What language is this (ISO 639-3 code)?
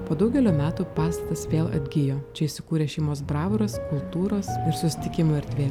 lit